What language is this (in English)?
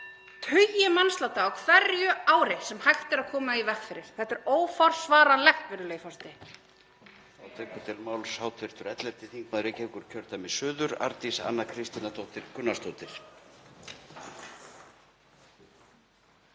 Icelandic